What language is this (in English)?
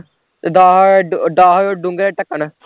Punjabi